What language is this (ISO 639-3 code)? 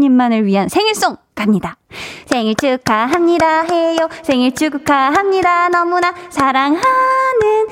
kor